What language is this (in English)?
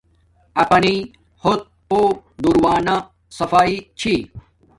Domaaki